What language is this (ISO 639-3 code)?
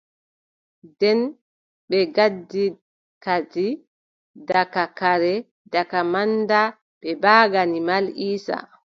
fub